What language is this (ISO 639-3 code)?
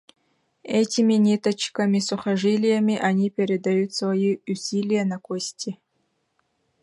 sah